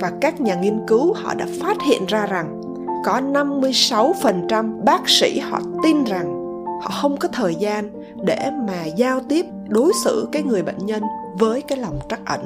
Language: Vietnamese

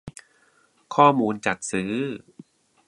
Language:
Thai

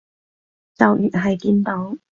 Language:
Cantonese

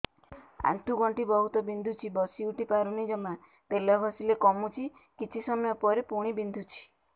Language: Odia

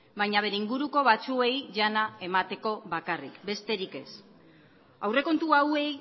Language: Basque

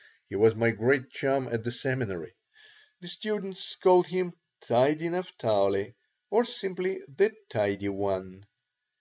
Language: English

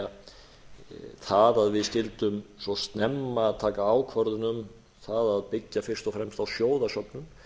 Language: Icelandic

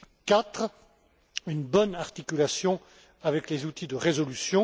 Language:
French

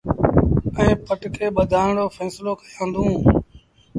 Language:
Sindhi Bhil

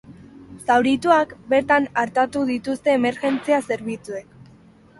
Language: Basque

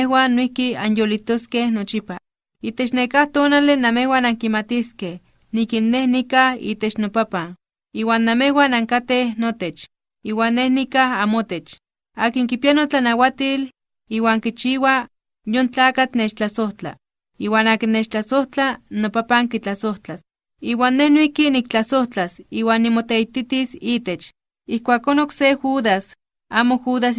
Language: Spanish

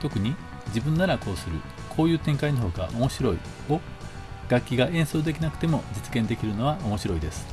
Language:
Japanese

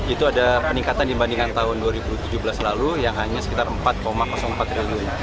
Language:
Indonesian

